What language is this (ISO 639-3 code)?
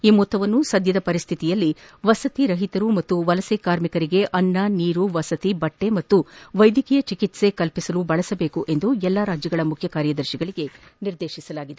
kan